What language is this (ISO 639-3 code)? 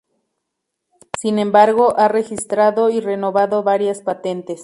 spa